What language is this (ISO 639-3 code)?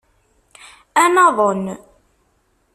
kab